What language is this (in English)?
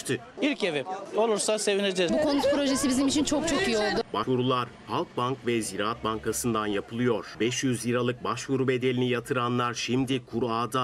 Turkish